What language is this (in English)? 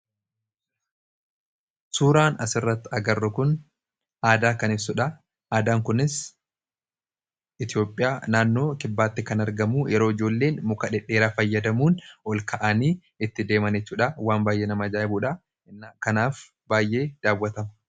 Oromo